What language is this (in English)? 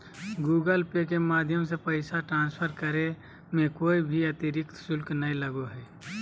Magahi